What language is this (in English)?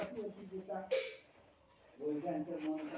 Magahi